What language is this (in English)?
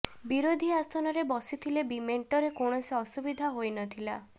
Odia